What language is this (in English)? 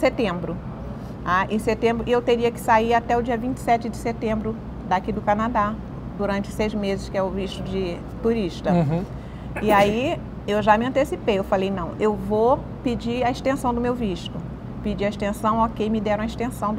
Portuguese